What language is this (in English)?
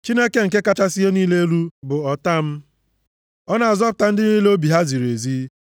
Igbo